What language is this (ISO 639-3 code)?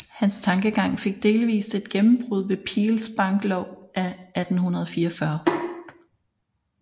dan